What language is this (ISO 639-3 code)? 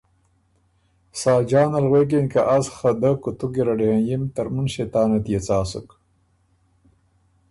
oru